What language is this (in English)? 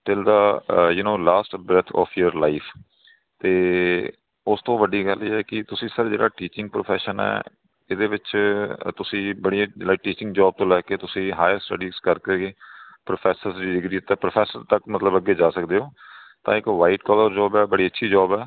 Punjabi